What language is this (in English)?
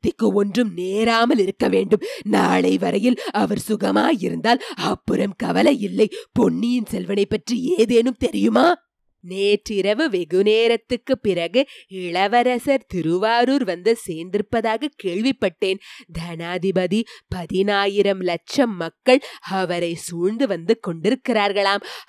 Tamil